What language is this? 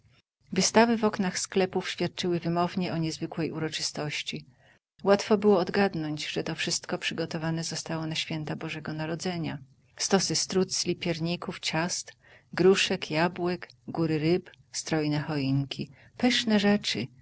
Polish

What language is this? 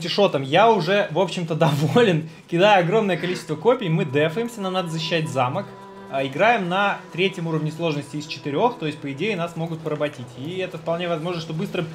Russian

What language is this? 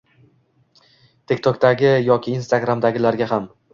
Uzbek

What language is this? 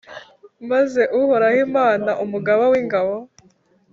Kinyarwanda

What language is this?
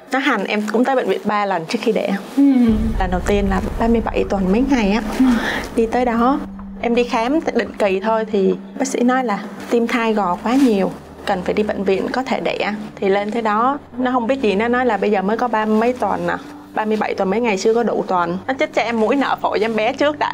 Vietnamese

